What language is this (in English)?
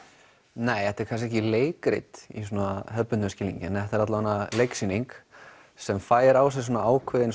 Icelandic